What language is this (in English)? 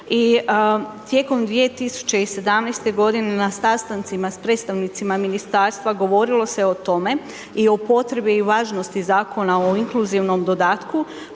Croatian